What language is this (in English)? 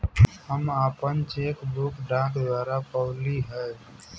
Bhojpuri